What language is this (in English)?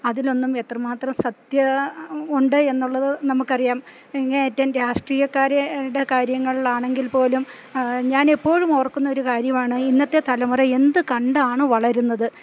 Malayalam